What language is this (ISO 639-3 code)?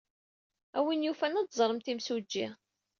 kab